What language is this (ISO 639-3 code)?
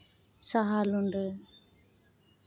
sat